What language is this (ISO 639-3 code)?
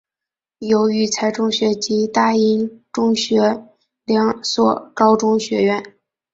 zho